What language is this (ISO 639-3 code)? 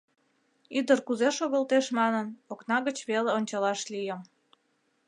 chm